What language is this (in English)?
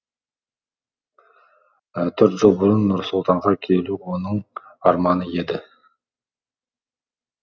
Kazakh